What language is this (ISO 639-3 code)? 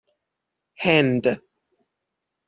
fas